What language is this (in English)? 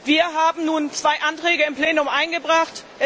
German